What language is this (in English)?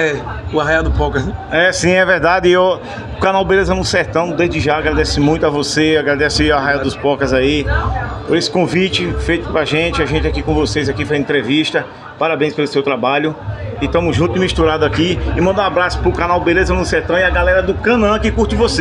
Portuguese